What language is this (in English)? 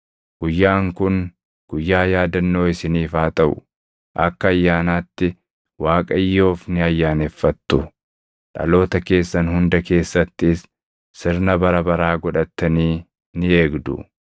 Oromo